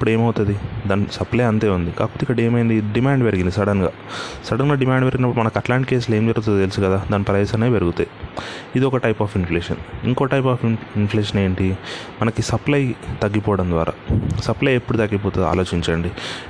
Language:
Telugu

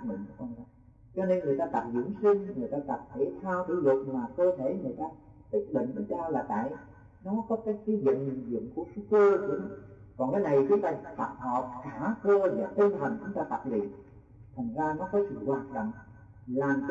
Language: Vietnamese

